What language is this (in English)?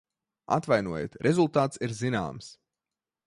Latvian